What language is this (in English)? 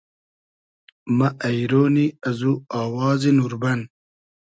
Hazaragi